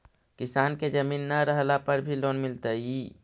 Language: Magahi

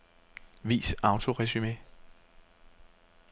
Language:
Danish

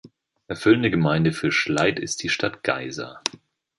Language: German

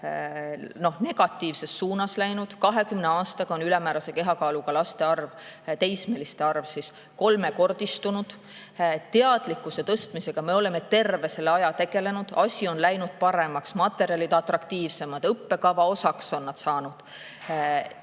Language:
Estonian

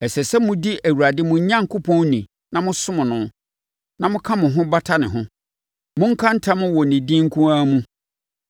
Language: Akan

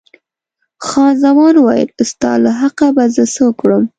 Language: Pashto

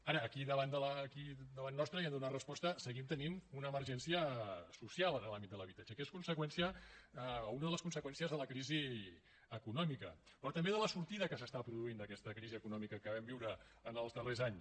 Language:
Catalan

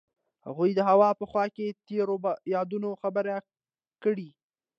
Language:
Pashto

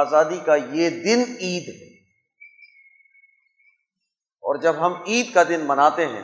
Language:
Urdu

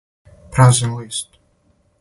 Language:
Serbian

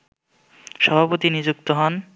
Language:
Bangla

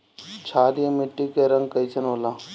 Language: Bhojpuri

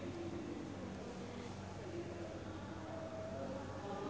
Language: Sundanese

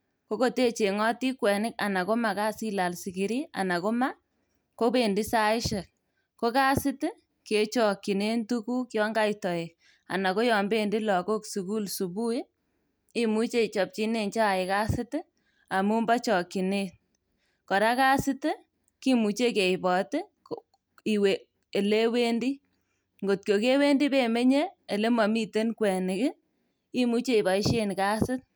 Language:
Kalenjin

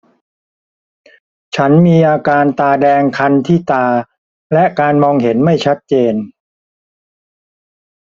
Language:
Thai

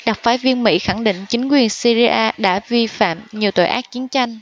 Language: Vietnamese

